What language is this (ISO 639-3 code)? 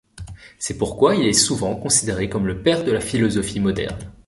fra